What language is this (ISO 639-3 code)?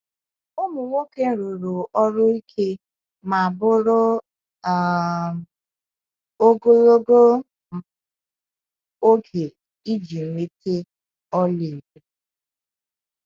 ibo